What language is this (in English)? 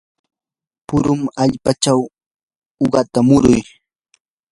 Yanahuanca Pasco Quechua